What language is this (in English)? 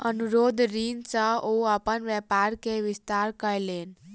Maithili